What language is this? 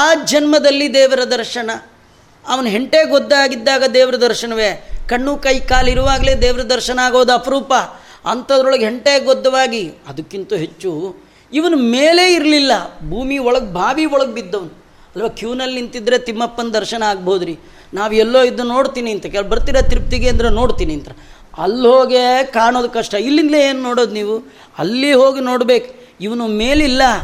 Kannada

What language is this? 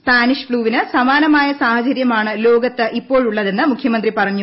Malayalam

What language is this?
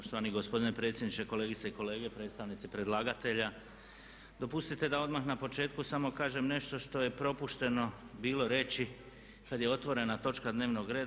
Croatian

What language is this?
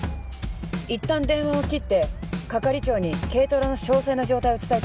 Japanese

